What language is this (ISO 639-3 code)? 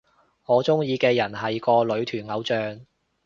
yue